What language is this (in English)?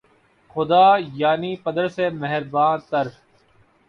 Urdu